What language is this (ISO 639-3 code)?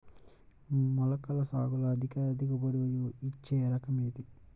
tel